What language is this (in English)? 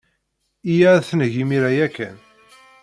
Kabyle